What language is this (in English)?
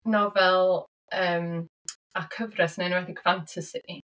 Welsh